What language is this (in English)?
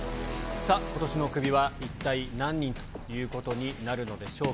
Japanese